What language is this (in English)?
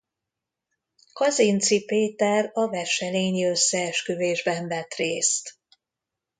Hungarian